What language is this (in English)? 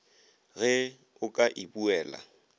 Northern Sotho